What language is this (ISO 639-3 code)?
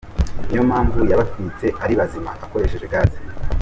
kin